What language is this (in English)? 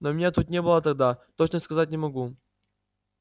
Russian